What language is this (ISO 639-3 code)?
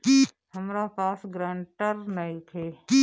bho